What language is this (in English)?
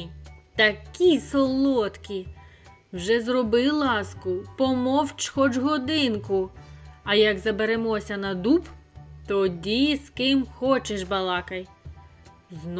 Ukrainian